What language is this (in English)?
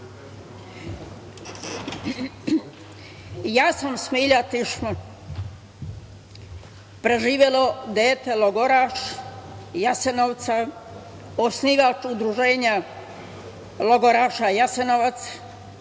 Serbian